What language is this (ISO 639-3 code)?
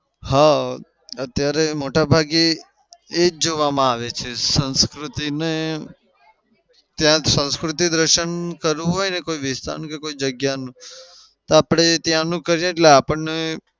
guj